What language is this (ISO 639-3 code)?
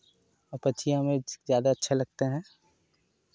hin